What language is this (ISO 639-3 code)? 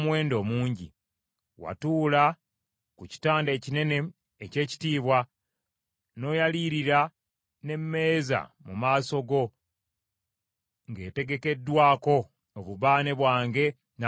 lug